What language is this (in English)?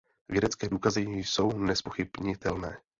Czech